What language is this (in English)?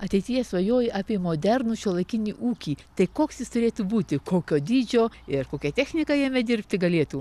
Lithuanian